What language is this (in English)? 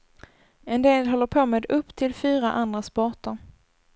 Swedish